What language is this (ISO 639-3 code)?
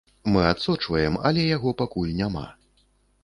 bel